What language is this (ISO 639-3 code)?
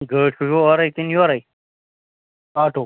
kas